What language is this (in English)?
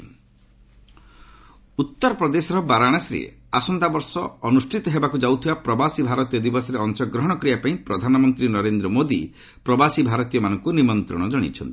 Odia